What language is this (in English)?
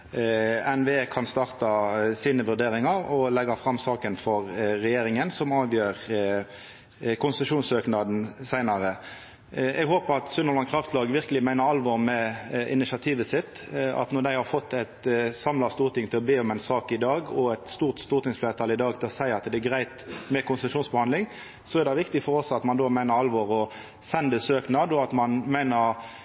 Norwegian Nynorsk